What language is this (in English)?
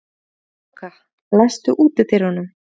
Icelandic